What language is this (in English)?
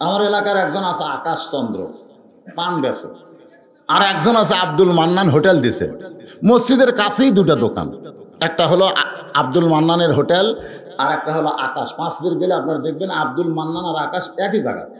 Bangla